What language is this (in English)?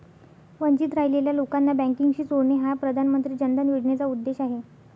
Marathi